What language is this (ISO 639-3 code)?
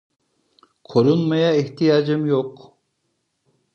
tur